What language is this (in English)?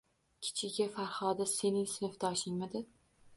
Uzbek